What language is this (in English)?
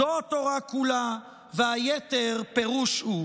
Hebrew